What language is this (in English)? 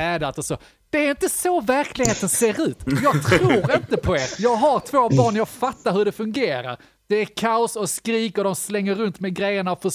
Swedish